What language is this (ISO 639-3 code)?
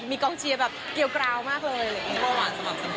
tha